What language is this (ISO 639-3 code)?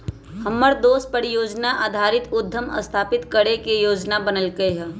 mag